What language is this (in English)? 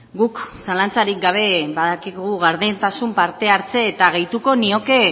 Basque